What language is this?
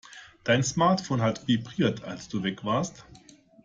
German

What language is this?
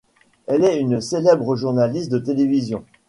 French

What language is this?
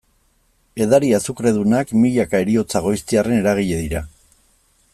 Basque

